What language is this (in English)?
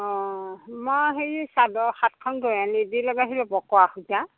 Assamese